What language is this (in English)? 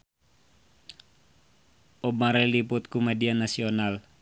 Sundanese